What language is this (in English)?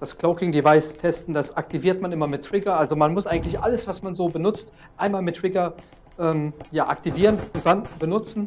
German